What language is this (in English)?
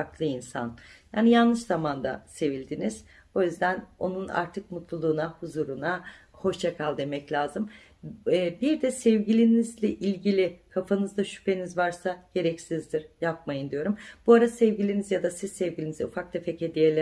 Turkish